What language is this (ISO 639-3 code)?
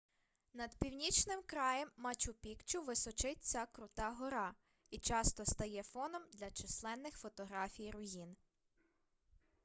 ukr